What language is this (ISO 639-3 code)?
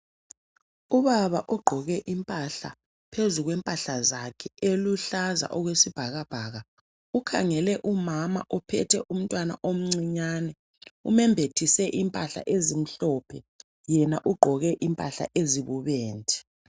nde